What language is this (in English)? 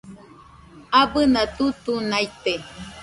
Nüpode Huitoto